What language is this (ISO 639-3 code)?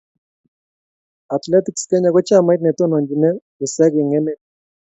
kln